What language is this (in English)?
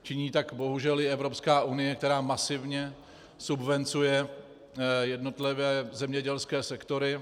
Czech